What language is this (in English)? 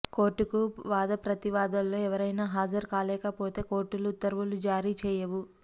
Telugu